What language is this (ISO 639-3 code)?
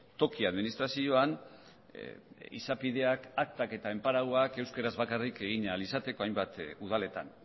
eus